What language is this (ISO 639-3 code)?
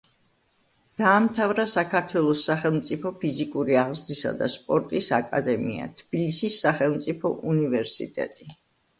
kat